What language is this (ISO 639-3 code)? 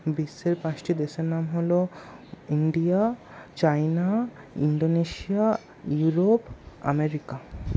ben